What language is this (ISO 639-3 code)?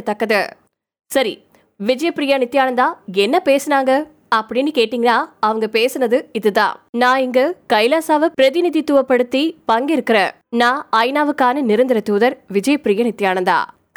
tam